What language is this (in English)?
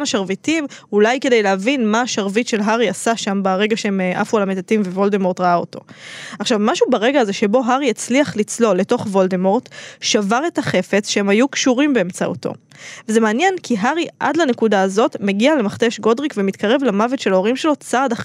Hebrew